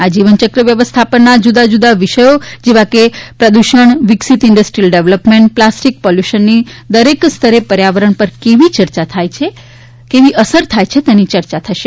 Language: Gujarati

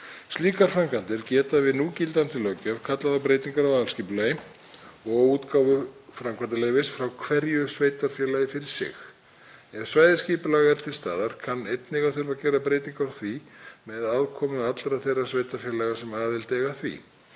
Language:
Icelandic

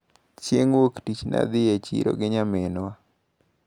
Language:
Luo (Kenya and Tanzania)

